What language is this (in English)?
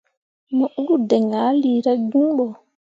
Mundang